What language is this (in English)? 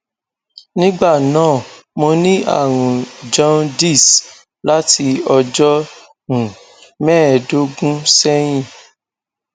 Yoruba